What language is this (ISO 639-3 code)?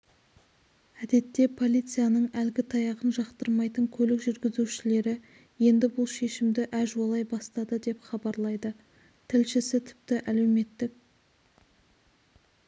kaz